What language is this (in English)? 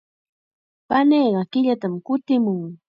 Chiquián Ancash Quechua